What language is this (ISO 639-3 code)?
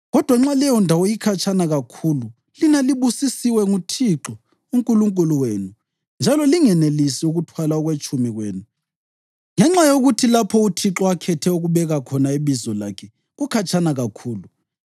nde